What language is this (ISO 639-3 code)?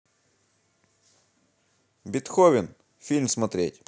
rus